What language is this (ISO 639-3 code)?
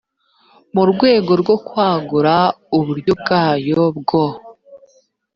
kin